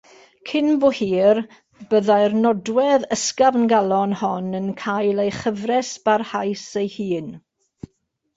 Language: Welsh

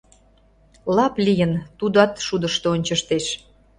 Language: Mari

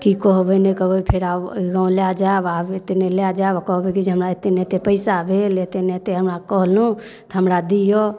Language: Maithili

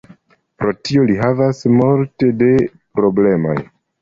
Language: Esperanto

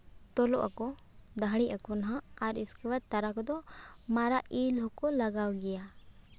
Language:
Santali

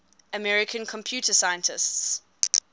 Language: English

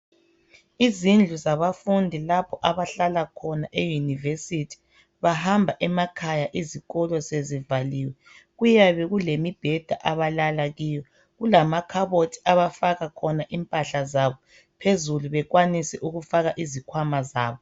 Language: North Ndebele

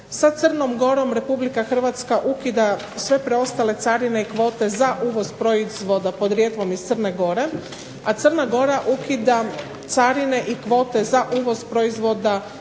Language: Croatian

